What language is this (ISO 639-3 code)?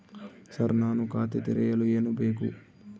kan